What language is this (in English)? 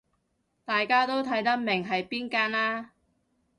Cantonese